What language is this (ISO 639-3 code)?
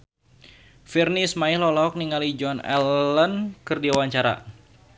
sun